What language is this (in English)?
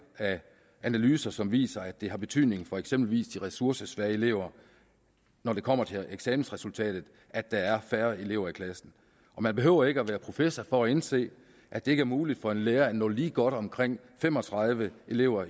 Danish